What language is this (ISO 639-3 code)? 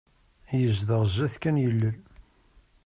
kab